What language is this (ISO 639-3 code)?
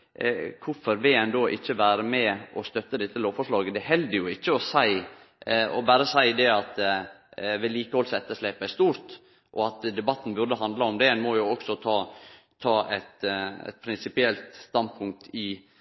nno